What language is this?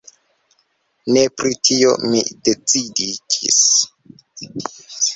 Esperanto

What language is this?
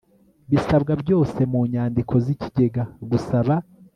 Kinyarwanda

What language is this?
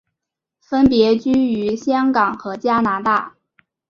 Chinese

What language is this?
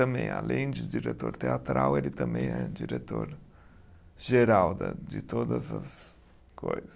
Portuguese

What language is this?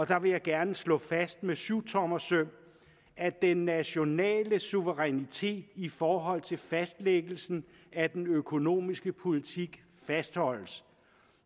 Danish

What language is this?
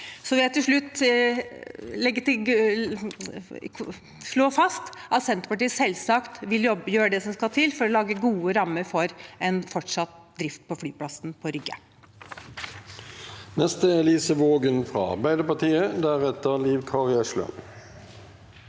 Norwegian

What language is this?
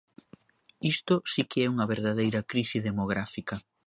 Galician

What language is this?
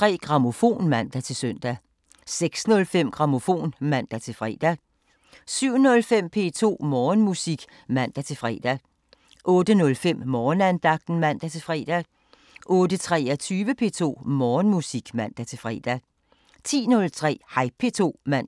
Danish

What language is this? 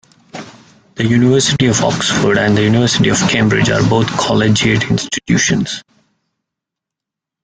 English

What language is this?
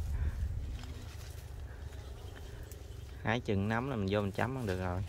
Vietnamese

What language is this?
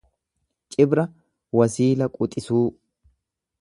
Oromo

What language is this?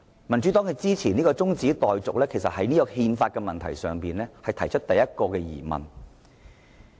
Cantonese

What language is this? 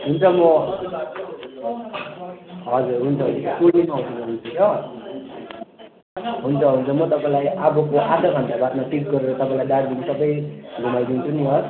Nepali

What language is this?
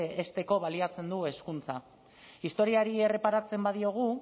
Basque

